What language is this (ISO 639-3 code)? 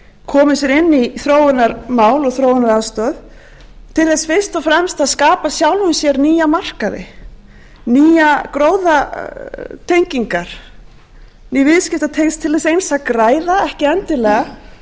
isl